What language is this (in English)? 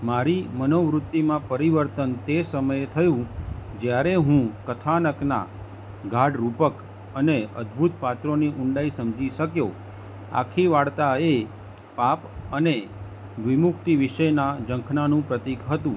Gujarati